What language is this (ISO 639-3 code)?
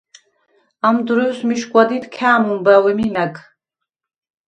sva